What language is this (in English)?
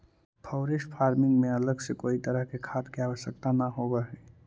Magahi